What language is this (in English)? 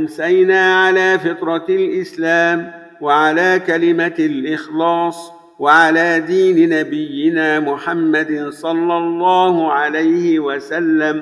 Arabic